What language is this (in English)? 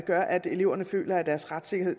Danish